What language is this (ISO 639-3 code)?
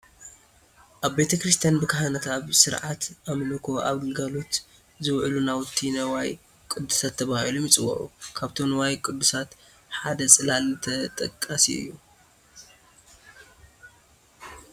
tir